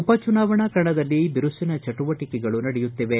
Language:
Kannada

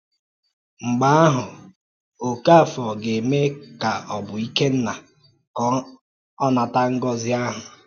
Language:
Igbo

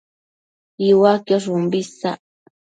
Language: Matsés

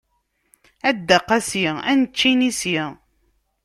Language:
Kabyle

